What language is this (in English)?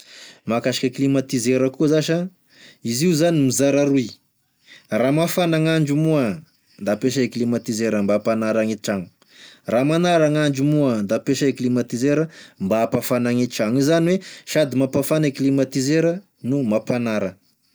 Tesaka Malagasy